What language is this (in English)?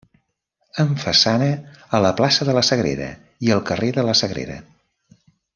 Catalan